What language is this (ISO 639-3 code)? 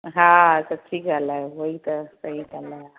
snd